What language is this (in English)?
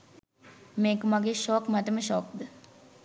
Sinhala